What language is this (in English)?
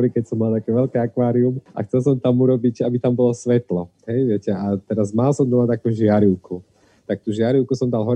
Slovak